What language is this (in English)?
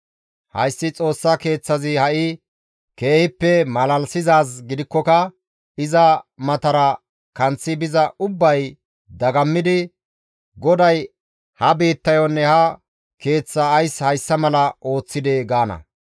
Gamo